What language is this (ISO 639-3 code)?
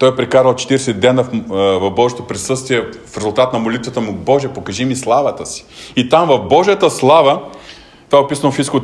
bul